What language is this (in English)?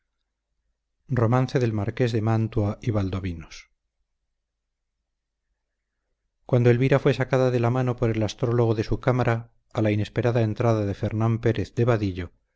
Spanish